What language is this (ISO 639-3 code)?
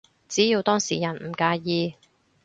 yue